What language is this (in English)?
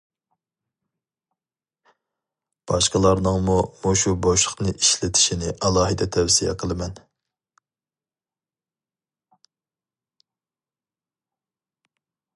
Uyghur